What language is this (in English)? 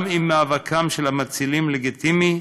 Hebrew